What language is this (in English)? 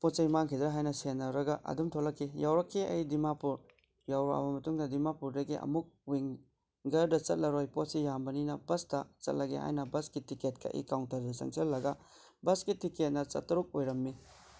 Manipuri